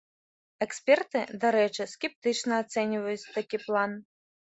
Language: Belarusian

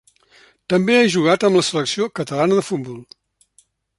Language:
Catalan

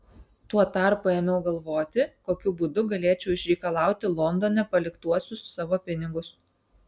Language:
Lithuanian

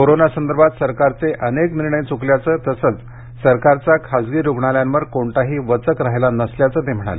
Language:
Marathi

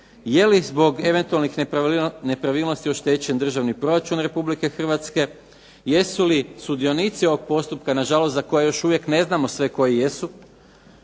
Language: Croatian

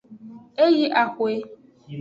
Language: Aja (Benin)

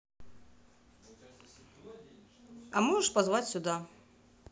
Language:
Russian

